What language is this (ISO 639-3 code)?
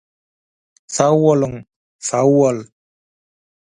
tuk